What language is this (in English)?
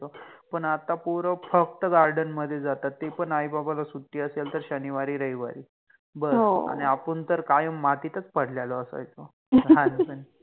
Marathi